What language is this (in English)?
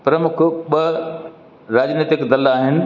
Sindhi